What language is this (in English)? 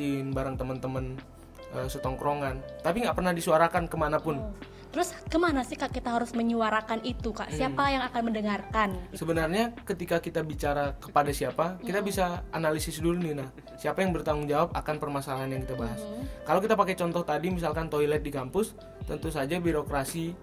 Indonesian